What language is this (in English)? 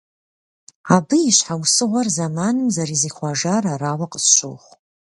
Kabardian